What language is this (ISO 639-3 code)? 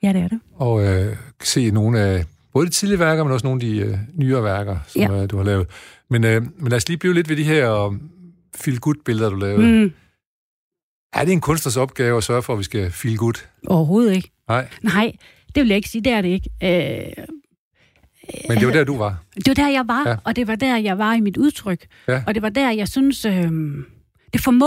dan